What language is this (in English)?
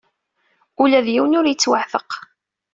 Kabyle